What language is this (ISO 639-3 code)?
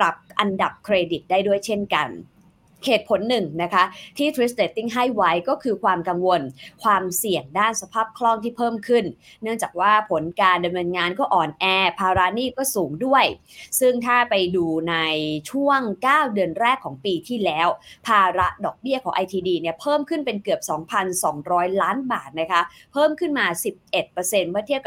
tha